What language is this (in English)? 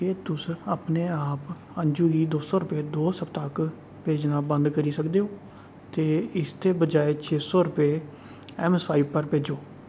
Dogri